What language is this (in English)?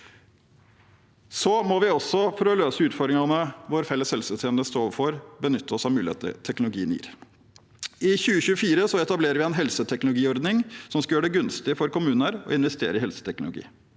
Norwegian